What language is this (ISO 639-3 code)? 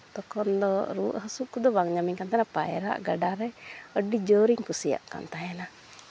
sat